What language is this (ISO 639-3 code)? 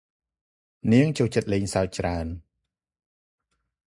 khm